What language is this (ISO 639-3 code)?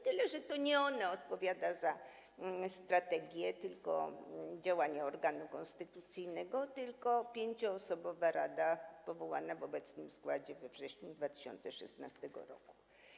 pol